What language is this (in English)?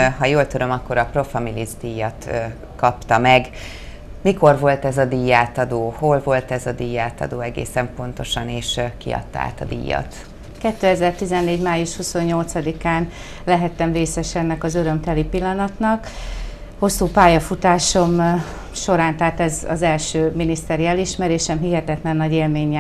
Hungarian